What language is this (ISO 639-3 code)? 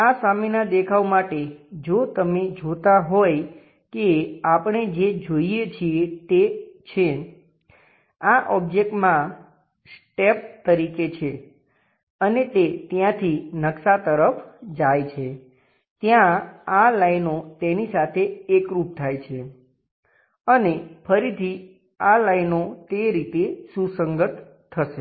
guj